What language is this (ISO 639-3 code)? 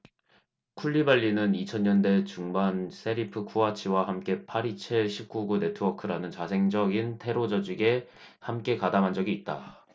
kor